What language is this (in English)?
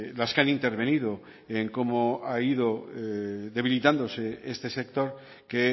Spanish